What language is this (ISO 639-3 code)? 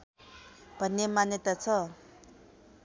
nep